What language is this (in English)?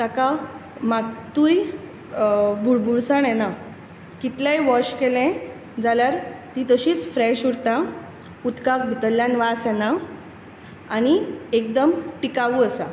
Konkani